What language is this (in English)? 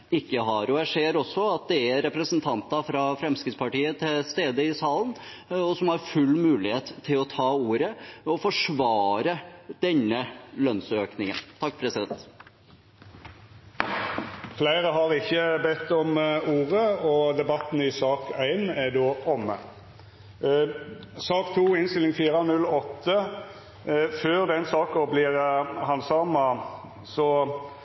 Norwegian